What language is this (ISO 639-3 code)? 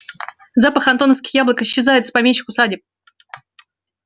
rus